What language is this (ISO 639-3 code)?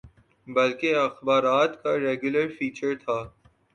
urd